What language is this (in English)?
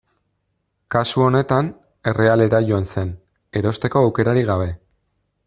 Basque